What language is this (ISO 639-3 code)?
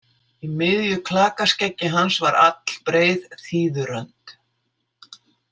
isl